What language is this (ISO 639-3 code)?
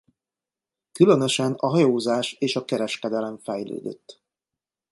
hun